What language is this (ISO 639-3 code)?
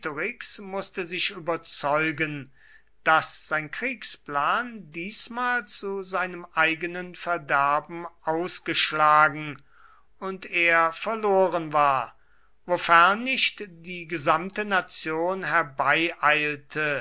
deu